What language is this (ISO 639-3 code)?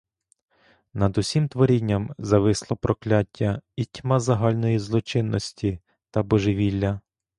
ukr